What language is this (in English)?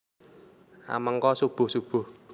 Javanese